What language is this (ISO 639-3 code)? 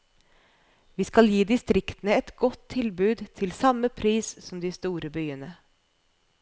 nor